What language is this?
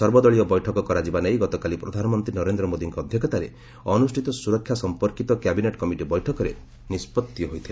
Odia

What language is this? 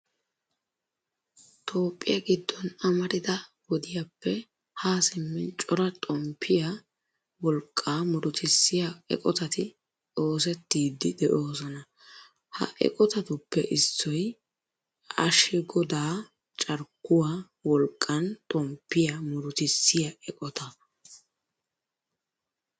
Wolaytta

